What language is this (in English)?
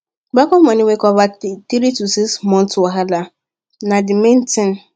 Nigerian Pidgin